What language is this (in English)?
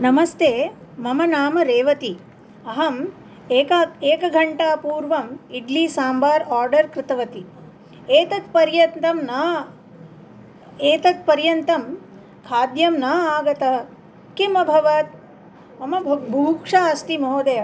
Sanskrit